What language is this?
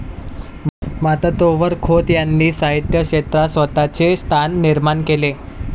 Marathi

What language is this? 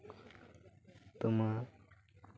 Santali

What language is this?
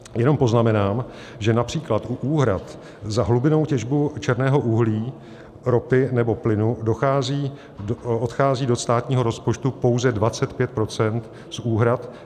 Czech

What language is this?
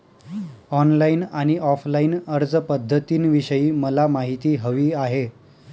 Marathi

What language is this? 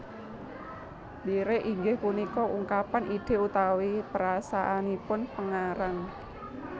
Javanese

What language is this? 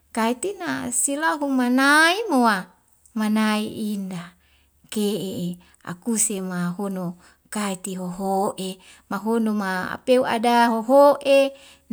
Wemale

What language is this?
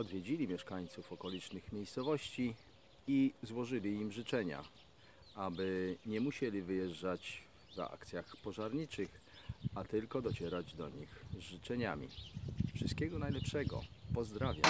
Polish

